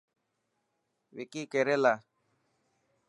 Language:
Dhatki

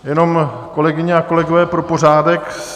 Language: Czech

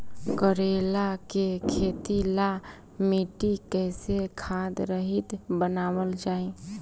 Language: Bhojpuri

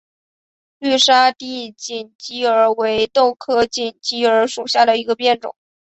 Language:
Chinese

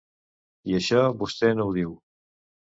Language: Catalan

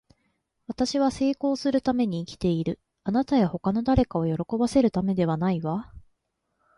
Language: Japanese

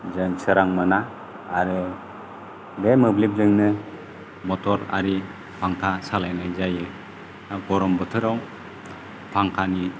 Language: Bodo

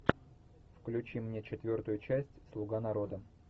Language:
Russian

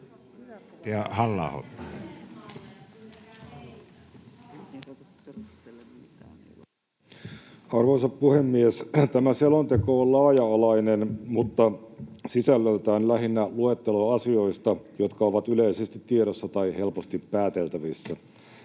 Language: Finnish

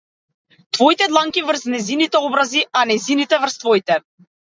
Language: Macedonian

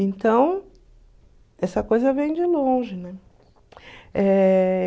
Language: Portuguese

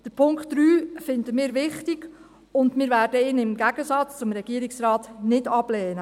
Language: Swiss German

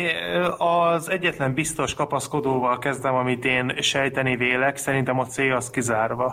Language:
Hungarian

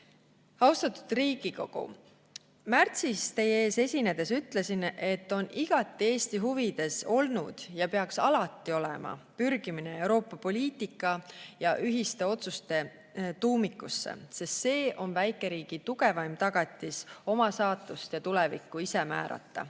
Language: Estonian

